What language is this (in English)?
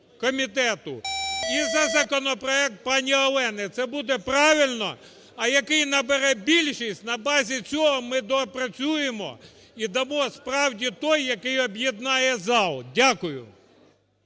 Ukrainian